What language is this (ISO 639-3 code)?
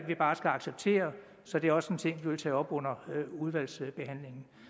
dan